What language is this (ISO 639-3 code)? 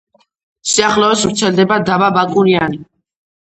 kat